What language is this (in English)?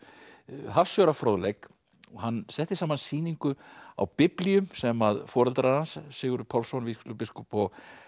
Icelandic